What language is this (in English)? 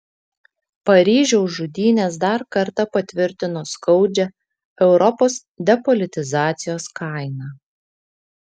Lithuanian